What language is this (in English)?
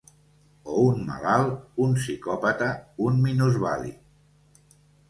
Catalan